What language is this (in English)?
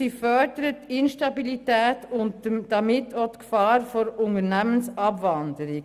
Swiss German